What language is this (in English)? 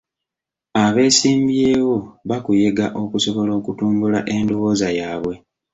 Ganda